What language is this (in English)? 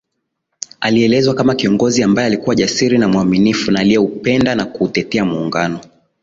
Swahili